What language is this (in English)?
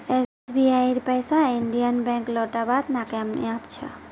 Magahi